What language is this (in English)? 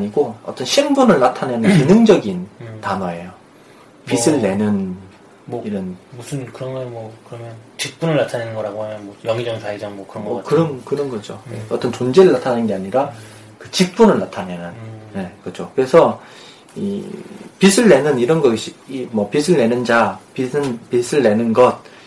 Korean